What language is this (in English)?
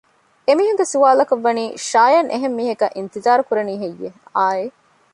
Divehi